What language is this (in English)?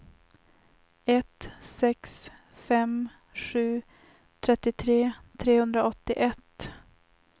Swedish